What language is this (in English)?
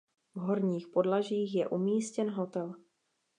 Czech